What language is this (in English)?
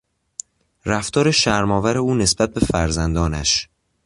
Persian